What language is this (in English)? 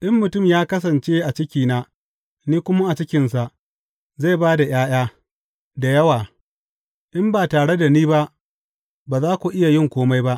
Hausa